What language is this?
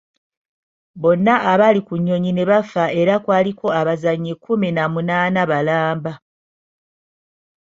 Ganda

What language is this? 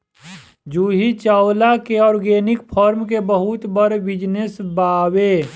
Bhojpuri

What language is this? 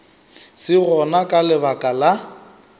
Northern Sotho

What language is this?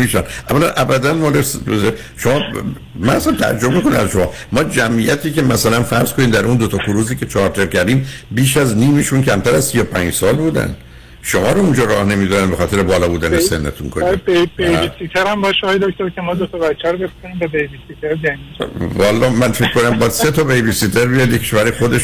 Persian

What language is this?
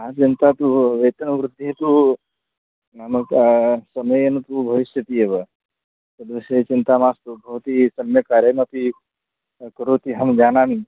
Sanskrit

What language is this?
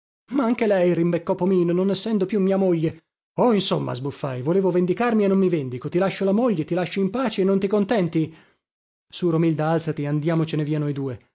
Italian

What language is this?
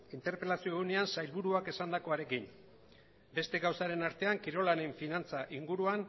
Basque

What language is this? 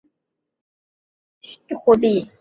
Chinese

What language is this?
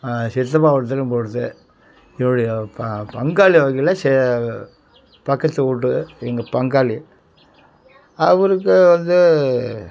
Tamil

